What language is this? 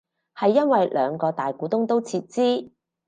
Cantonese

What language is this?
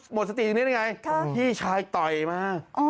Thai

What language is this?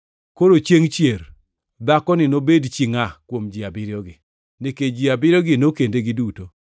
Luo (Kenya and Tanzania)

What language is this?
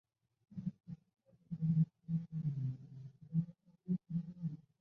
Chinese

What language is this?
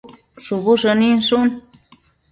Matsés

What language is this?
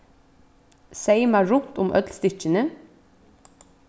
Faroese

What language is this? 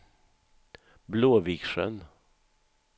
Swedish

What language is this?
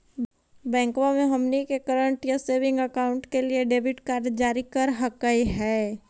Magahi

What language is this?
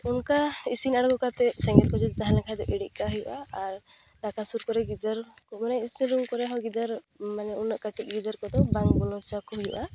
Santali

